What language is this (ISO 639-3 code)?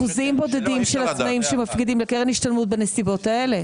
heb